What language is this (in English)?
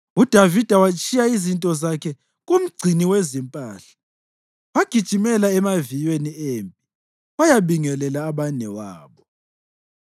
North Ndebele